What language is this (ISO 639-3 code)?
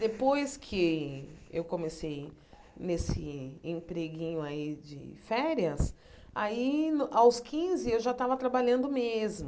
por